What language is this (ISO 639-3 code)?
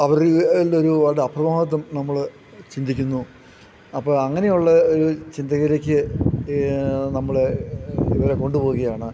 mal